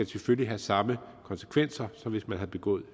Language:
Danish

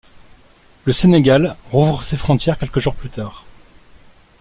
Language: French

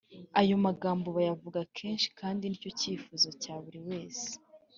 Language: Kinyarwanda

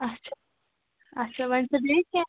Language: Kashmiri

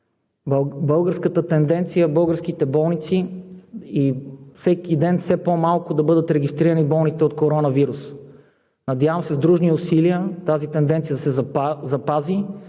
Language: Bulgarian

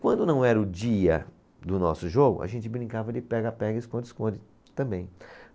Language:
Portuguese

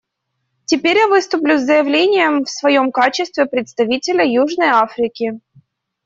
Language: Russian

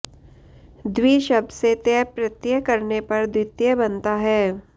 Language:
Sanskrit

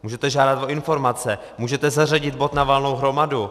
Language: Czech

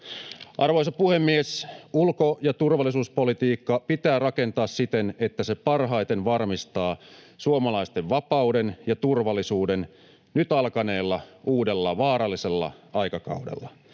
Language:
Finnish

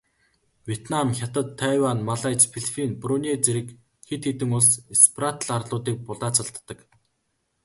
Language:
Mongolian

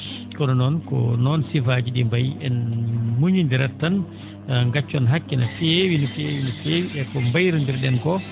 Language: Fula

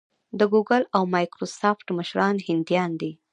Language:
Pashto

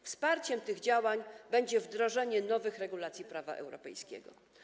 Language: Polish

